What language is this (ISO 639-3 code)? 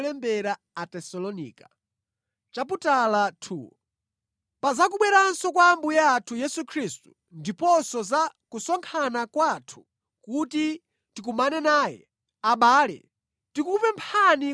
nya